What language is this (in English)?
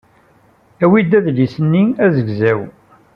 Kabyle